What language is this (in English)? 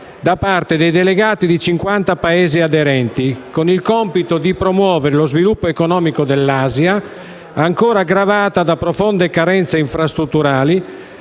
Italian